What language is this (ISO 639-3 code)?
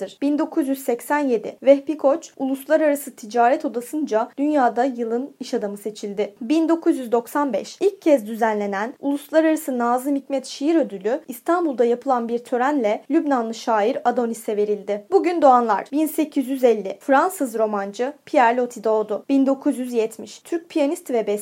tur